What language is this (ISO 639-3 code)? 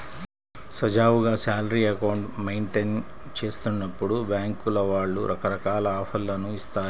tel